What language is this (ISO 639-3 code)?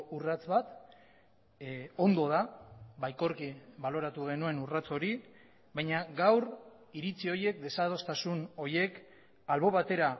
eus